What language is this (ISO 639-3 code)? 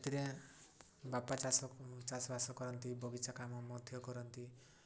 ori